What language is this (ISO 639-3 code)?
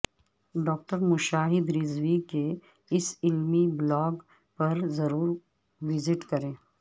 urd